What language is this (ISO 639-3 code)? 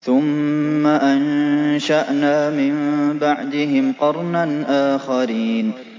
ara